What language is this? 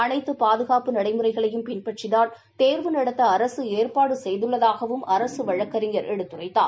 Tamil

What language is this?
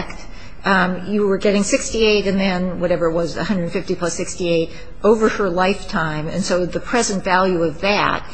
English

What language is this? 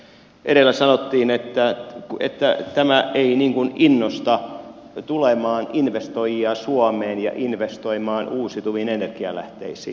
Finnish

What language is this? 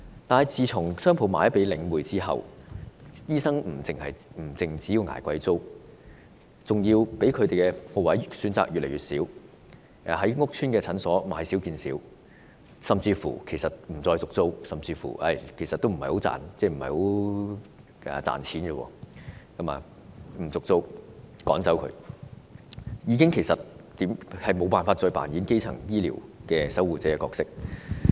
Cantonese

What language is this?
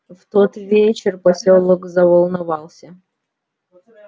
Russian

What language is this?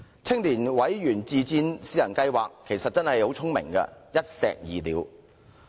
Cantonese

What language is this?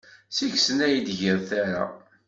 Kabyle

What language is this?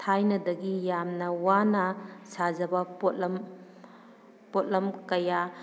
Manipuri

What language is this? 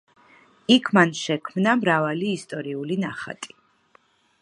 Georgian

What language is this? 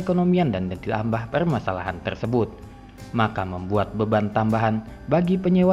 Indonesian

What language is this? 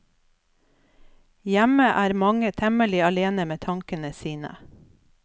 Norwegian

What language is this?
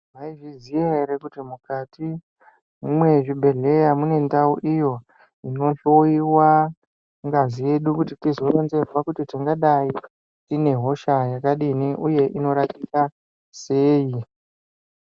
Ndau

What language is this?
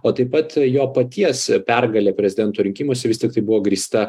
Lithuanian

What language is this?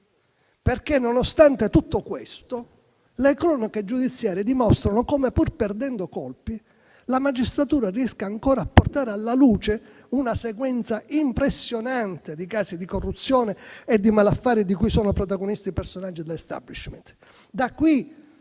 Italian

